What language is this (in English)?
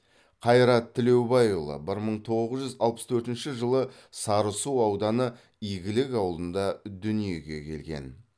Kazakh